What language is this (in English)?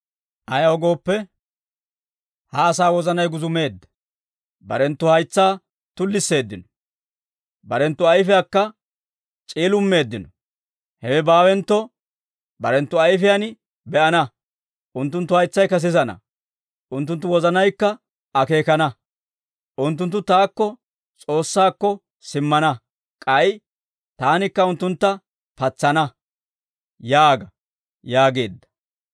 Dawro